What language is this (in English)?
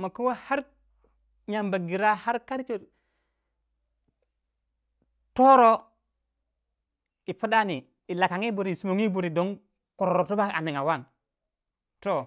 Waja